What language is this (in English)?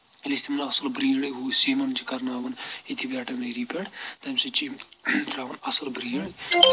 Kashmiri